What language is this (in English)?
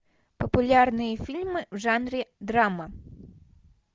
Russian